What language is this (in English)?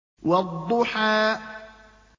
Arabic